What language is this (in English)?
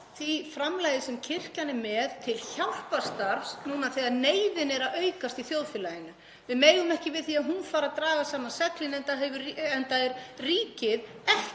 Icelandic